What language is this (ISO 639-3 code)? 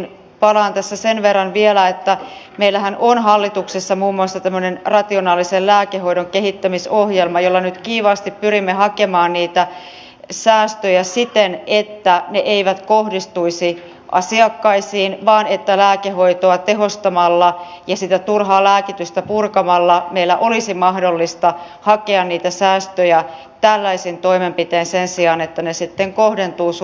fin